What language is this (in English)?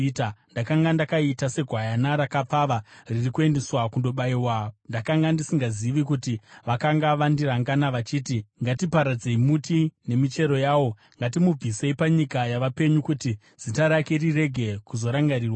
Shona